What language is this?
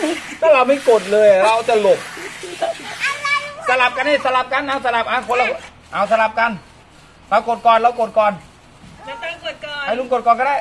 Thai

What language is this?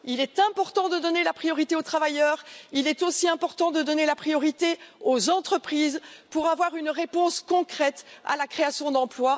French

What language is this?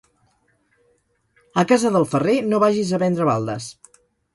Catalan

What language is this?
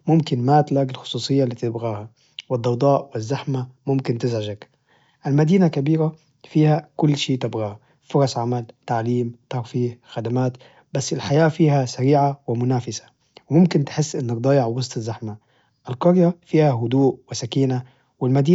Najdi Arabic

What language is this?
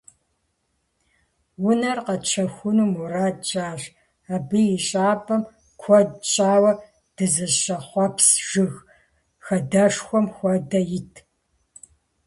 Kabardian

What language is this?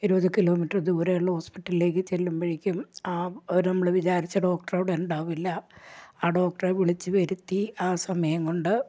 Malayalam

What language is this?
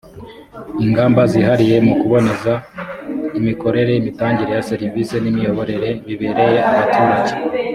Kinyarwanda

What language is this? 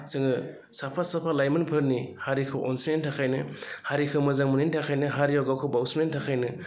Bodo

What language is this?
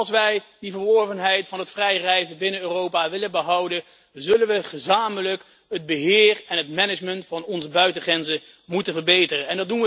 Dutch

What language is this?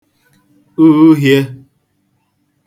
Igbo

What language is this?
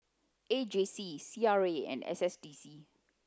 English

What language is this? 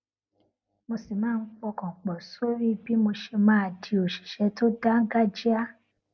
Yoruba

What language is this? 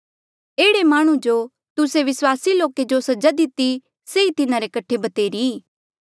Mandeali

